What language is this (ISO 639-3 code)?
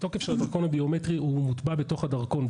heb